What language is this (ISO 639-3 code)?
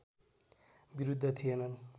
nep